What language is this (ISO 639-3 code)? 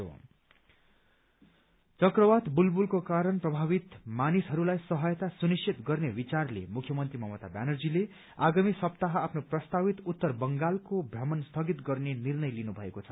nep